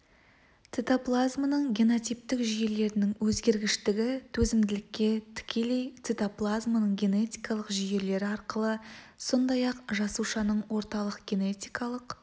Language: Kazakh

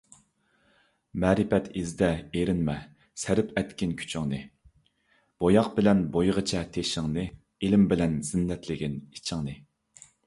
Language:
Uyghur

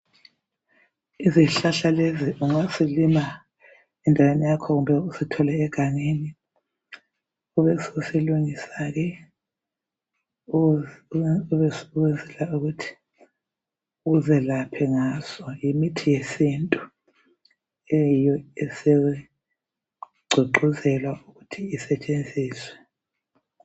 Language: North Ndebele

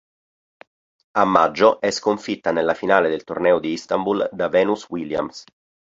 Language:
Italian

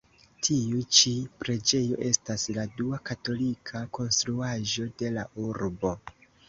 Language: Esperanto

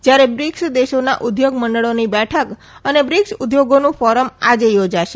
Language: Gujarati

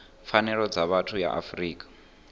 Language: Venda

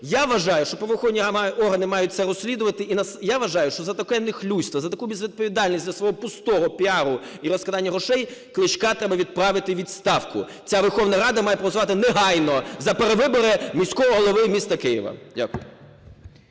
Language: Ukrainian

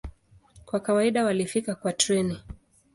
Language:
Swahili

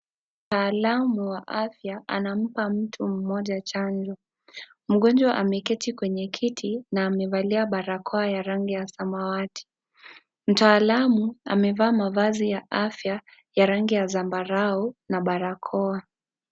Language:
Swahili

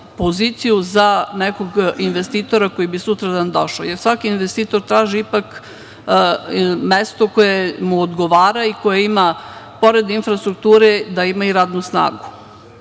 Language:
Serbian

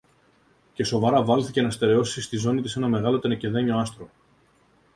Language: Greek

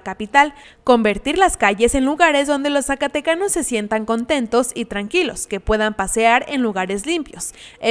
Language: Spanish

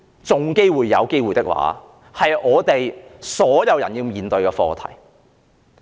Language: Cantonese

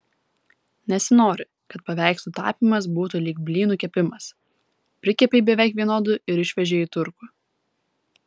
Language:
Lithuanian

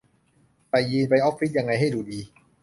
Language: Thai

